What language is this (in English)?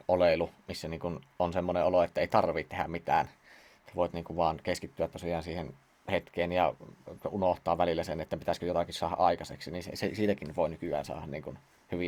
Finnish